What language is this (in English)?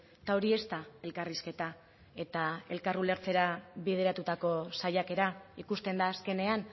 Basque